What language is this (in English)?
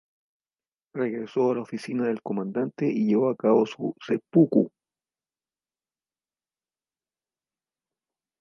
Spanish